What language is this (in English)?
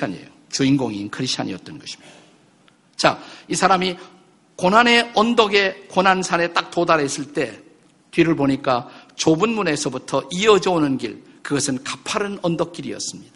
Korean